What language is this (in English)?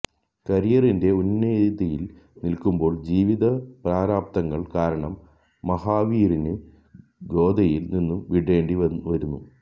Malayalam